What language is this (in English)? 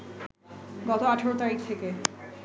Bangla